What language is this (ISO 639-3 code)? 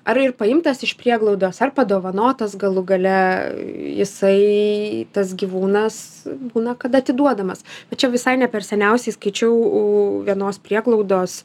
lit